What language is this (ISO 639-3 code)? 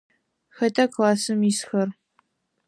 ady